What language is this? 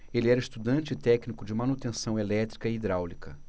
Portuguese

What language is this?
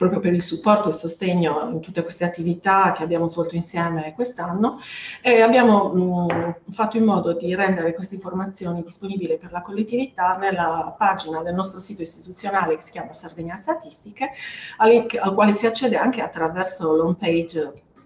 Italian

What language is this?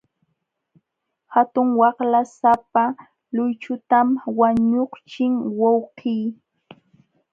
Jauja Wanca Quechua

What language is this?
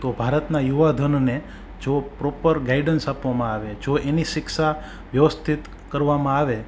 Gujarati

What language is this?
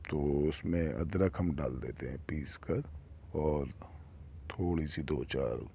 Urdu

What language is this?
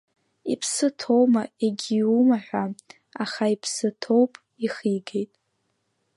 Abkhazian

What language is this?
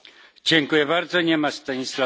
Polish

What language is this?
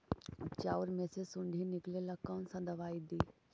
Magahi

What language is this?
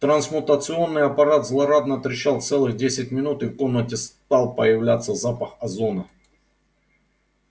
Russian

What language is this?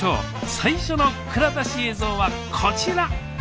Japanese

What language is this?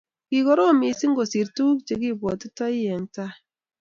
Kalenjin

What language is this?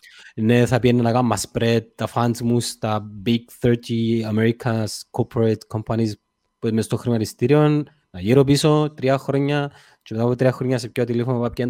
Greek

